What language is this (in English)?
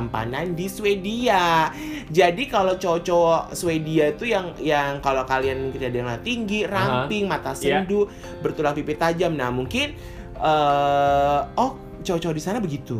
Indonesian